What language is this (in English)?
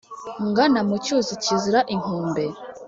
Kinyarwanda